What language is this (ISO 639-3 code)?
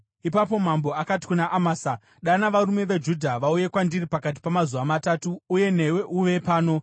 sna